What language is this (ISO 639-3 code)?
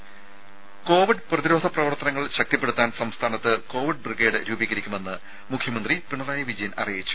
mal